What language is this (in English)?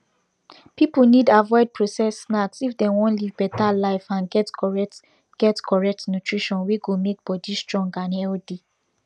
Nigerian Pidgin